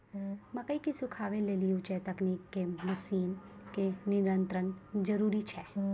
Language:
Maithili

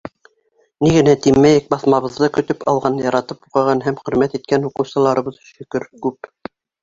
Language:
Bashkir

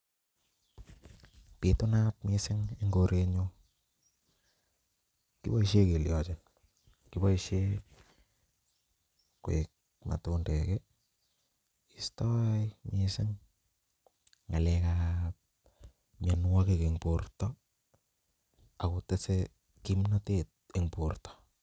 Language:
Kalenjin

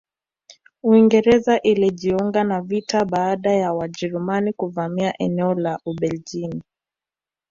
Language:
Swahili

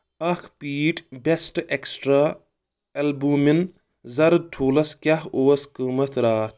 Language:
Kashmiri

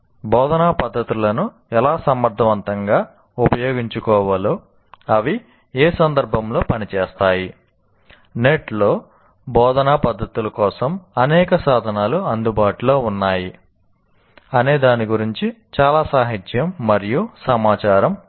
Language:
Telugu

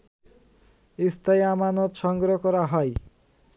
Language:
Bangla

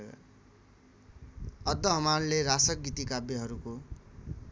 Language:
Nepali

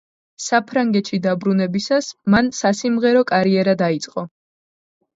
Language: Georgian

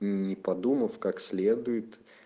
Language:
Russian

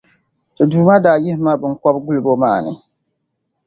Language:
Dagbani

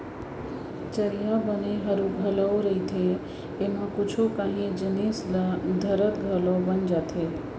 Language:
Chhattisgarhi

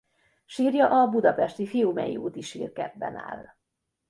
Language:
Hungarian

